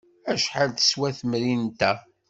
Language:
Kabyle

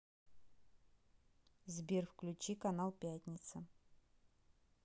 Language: Russian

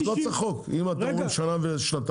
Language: Hebrew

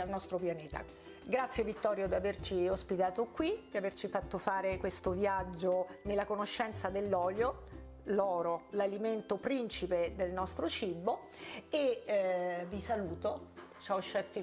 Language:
Italian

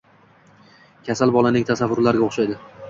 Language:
Uzbek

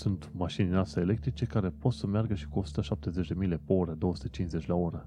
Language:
Romanian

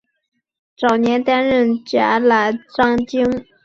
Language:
Chinese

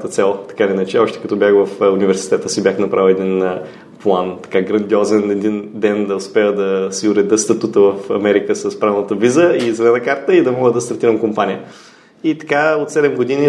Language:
Bulgarian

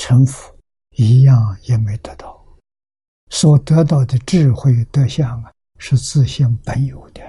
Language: Chinese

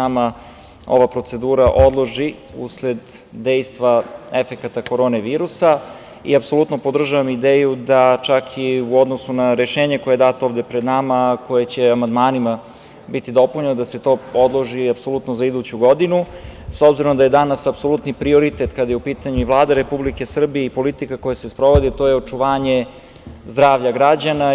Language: Serbian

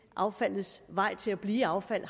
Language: Danish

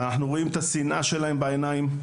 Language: Hebrew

